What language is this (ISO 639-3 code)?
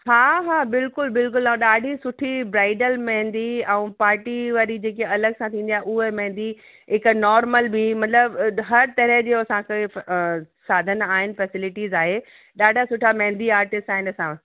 snd